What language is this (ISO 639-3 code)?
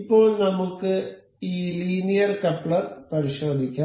mal